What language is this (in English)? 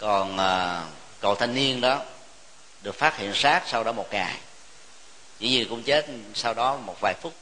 Vietnamese